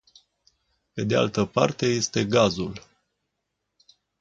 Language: Romanian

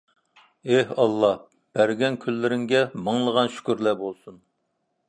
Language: Uyghur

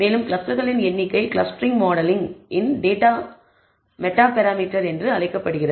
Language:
Tamil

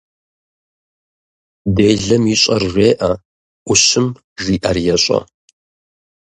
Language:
Kabardian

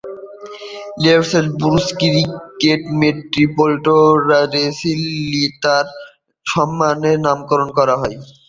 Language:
Bangla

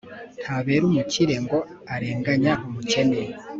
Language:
Kinyarwanda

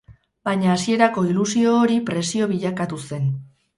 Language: Basque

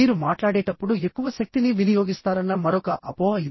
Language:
Telugu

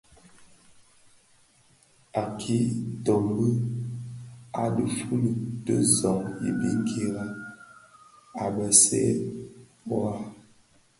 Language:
Bafia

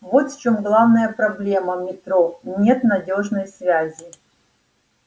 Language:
Russian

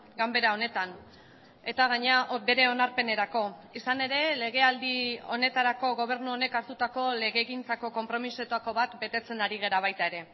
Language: Basque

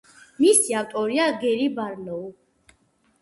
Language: Georgian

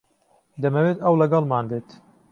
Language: Central Kurdish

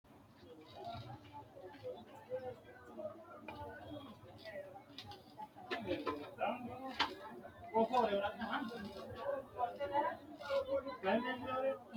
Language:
Sidamo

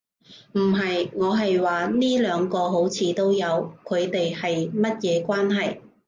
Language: Cantonese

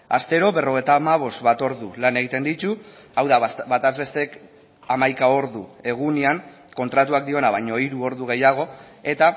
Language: Basque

